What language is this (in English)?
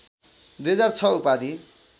Nepali